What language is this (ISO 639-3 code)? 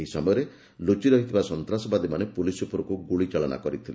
ori